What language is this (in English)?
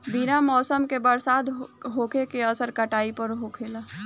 Bhojpuri